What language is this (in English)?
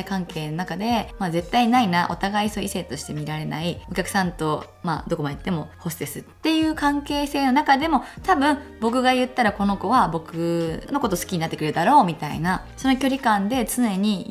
Japanese